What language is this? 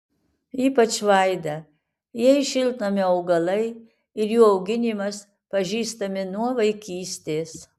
Lithuanian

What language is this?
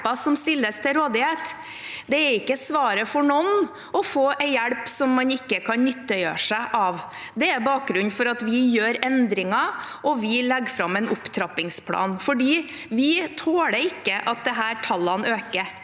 Norwegian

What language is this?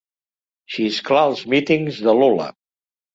Catalan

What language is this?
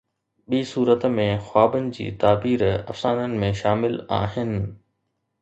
Sindhi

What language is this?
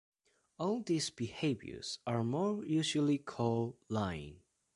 English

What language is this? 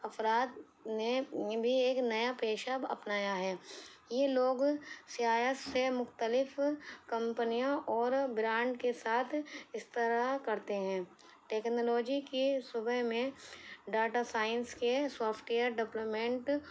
Urdu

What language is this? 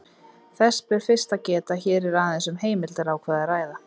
Icelandic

